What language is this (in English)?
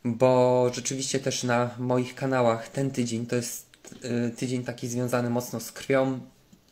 Polish